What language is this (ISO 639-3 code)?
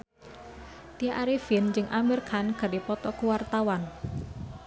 sun